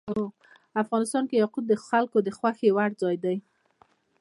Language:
Pashto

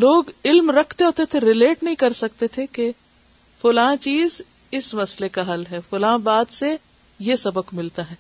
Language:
Urdu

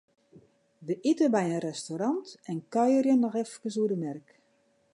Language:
Western Frisian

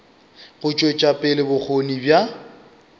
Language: Northern Sotho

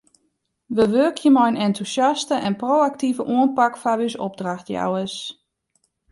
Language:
Western Frisian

